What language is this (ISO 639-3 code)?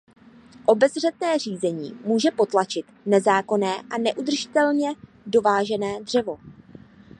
ces